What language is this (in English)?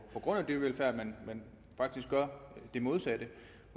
Danish